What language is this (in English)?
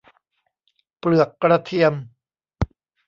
Thai